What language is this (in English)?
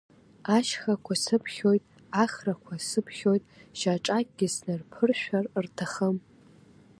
Abkhazian